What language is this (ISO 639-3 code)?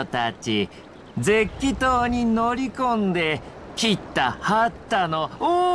jpn